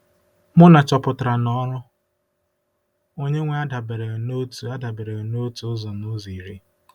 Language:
Igbo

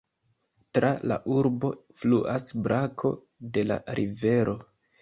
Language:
Esperanto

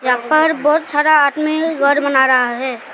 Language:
Hindi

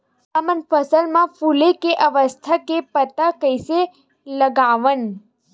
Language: Chhattisgarhi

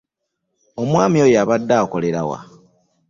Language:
Ganda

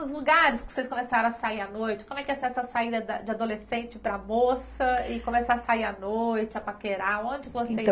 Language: Portuguese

